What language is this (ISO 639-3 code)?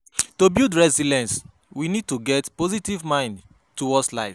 pcm